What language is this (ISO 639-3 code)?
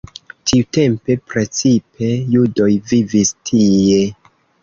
epo